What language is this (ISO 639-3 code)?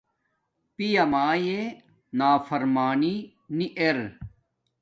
dmk